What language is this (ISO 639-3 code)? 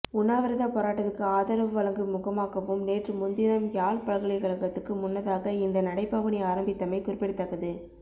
tam